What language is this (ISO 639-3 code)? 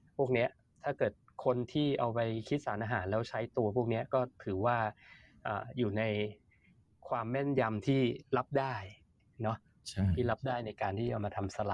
tha